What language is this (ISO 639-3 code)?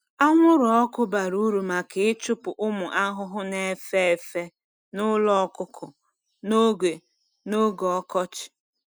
ibo